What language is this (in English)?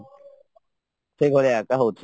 Odia